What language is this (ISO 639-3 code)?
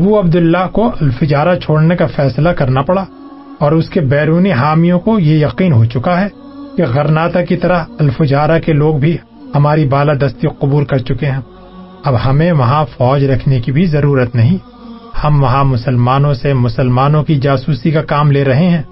urd